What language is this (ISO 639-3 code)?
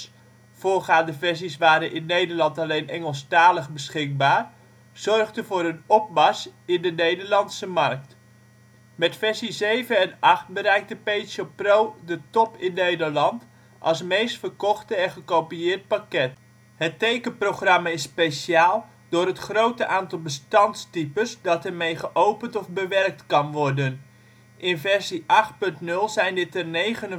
nld